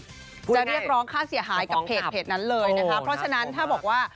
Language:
Thai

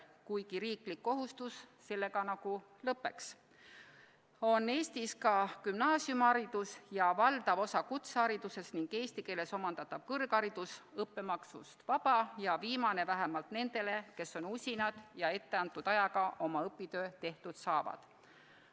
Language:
Estonian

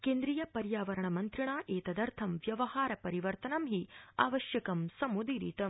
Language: Sanskrit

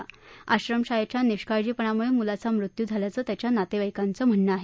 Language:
Marathi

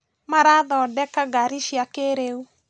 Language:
Kikuyu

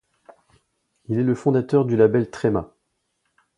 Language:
French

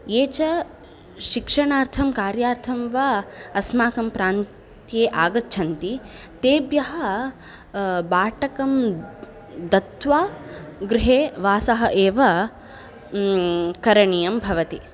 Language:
Sanskrit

